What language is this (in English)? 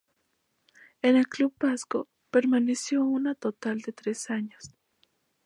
Spanish